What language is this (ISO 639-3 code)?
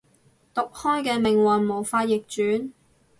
yue